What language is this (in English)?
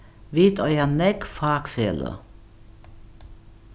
Faroese